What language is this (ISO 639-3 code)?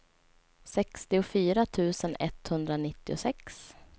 swe